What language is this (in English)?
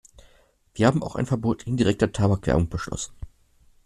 German